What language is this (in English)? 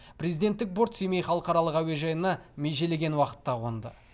Kazakh